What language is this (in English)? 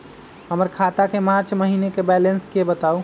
Magahi